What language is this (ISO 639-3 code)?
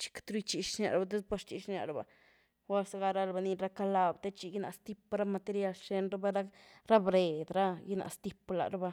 ztu